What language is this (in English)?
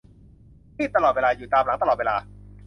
Thai